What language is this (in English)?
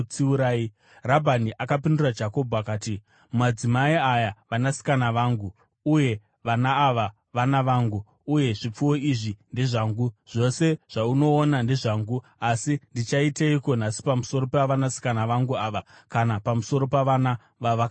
Shona